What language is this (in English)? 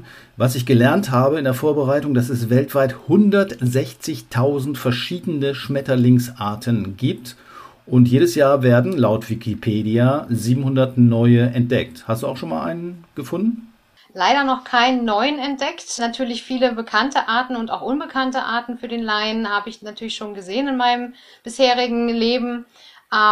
German